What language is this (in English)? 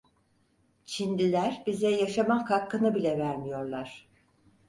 Turkish